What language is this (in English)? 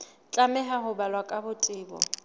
Southern Sotho